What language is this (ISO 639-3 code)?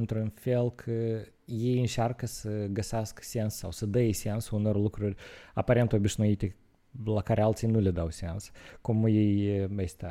ron